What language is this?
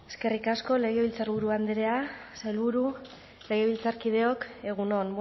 Basque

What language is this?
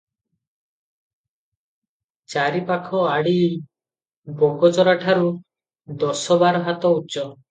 Odia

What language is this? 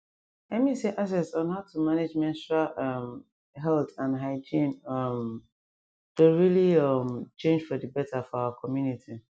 Nigerian Pidgin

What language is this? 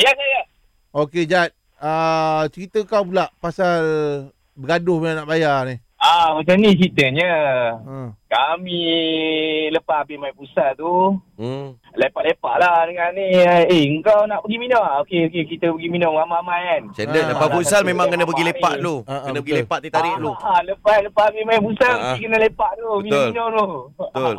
Malay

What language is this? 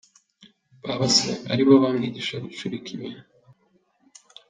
Kinyarwanda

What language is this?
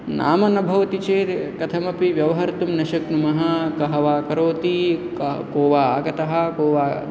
Sanskrit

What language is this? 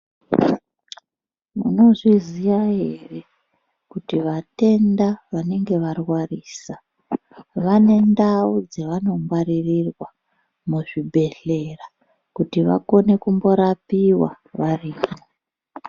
Ndau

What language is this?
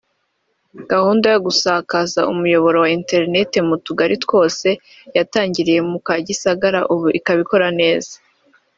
Kinyarwanda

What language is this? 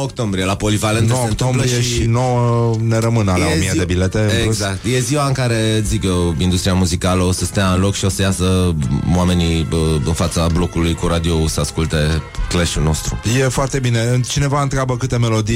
Romanian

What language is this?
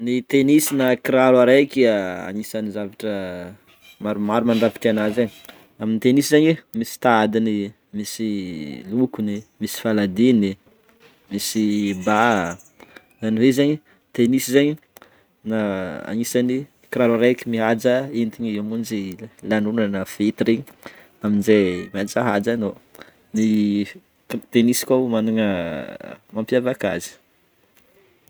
Northern Betsimisaraka Malagasy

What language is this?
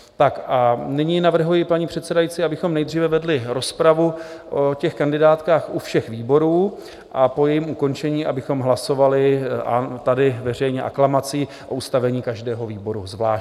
Czech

